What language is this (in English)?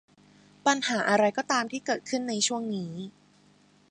Thai